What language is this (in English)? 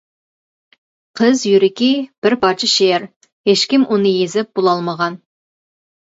Uyghur